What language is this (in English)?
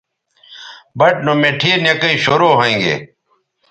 Bateri